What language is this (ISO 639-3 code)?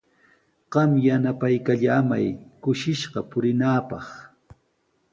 qws